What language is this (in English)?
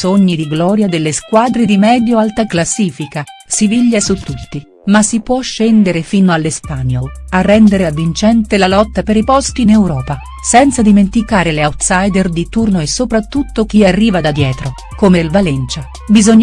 Italian